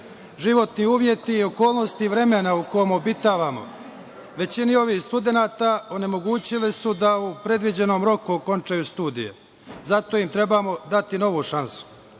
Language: Serbian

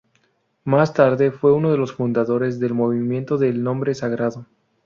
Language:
Spanish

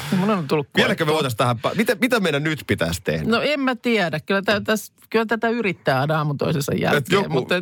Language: Finnish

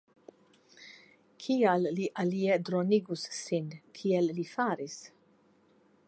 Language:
Esperanto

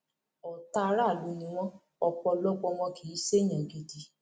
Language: Yoruba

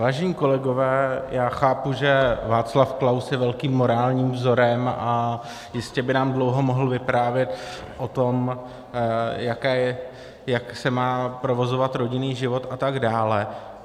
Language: Czech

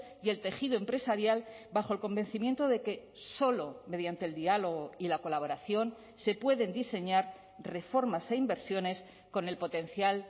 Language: Spanish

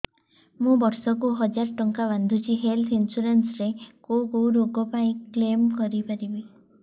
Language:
Odia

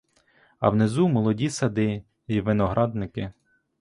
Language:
Ukrainian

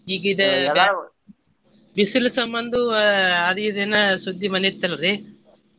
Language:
Kannada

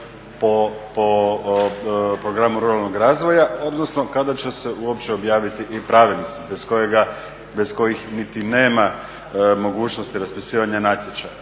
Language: Croatian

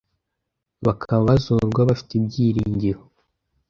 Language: Kinyarwanda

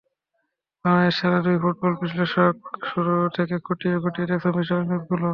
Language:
Bangla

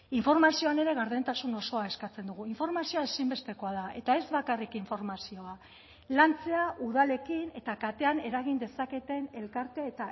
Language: Basque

